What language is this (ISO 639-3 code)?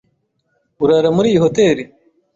kin